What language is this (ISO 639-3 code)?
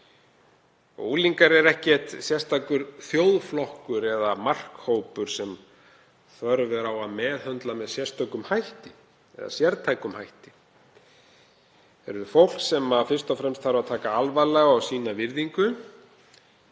isl